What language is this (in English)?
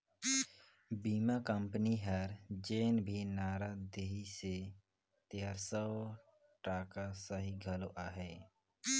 Chhattisgarhi